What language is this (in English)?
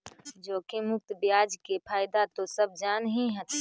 Magahi